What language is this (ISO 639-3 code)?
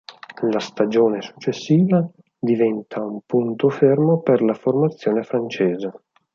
ita